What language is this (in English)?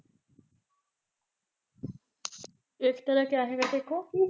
Punjabi